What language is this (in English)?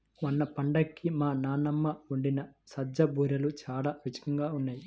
Telugu